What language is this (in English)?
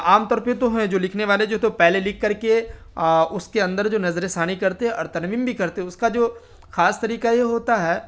Urdu